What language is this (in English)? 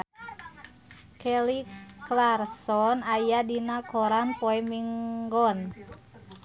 Sundanese